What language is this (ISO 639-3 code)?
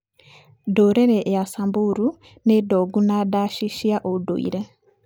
kik